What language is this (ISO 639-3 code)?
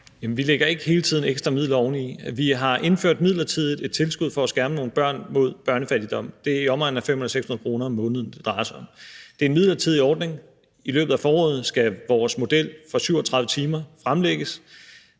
dan